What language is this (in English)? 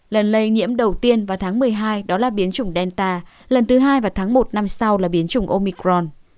Vietnamese